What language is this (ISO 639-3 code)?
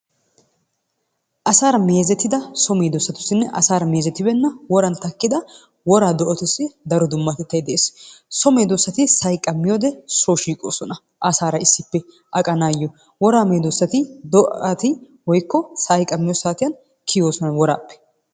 wal